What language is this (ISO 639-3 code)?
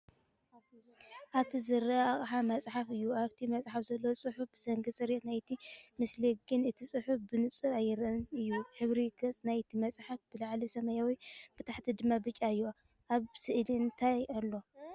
tir